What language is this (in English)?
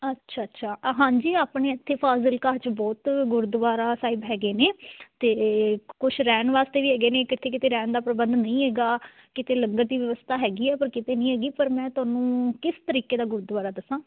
Punjabi